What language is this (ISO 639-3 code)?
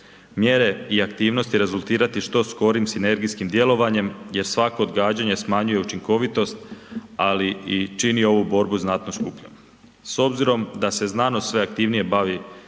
hrv